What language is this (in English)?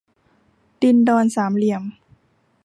Thai